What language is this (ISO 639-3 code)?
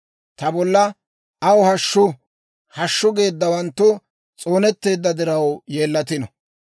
dwr